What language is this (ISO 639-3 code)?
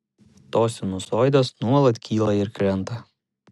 lit